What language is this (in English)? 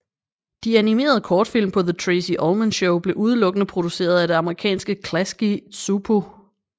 Danish